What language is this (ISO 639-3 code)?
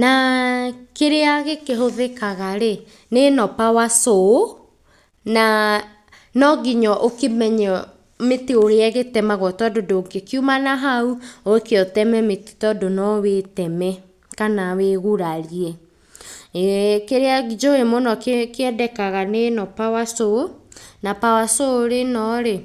kik